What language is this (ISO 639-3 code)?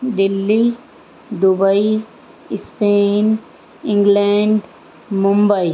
snd